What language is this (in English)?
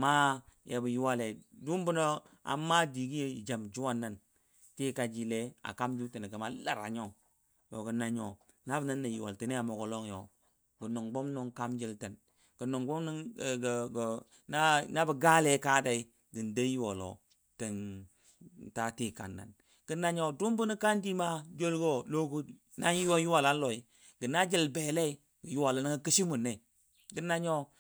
Dadiya